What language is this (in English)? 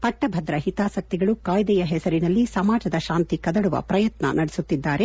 Kannada